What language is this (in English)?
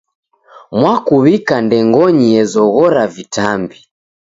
Taita